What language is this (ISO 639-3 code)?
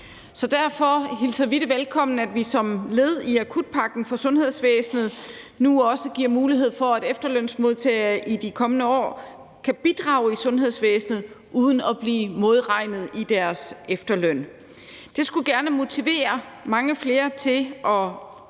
dan